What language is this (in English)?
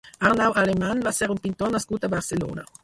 Catalan